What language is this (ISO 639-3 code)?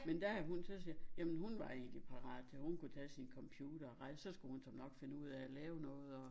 dan